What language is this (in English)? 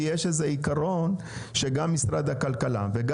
Hebrew